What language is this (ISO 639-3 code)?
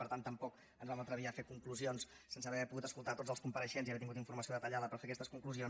cat